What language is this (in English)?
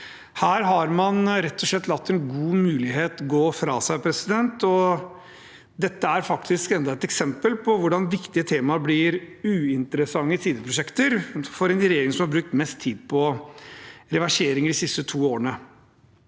Norwegian